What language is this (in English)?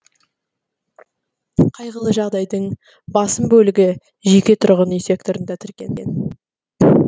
Kazakh